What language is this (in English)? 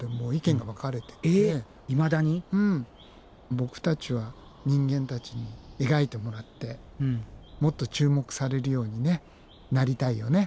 Japanese